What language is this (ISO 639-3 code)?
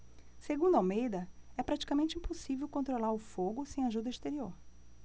por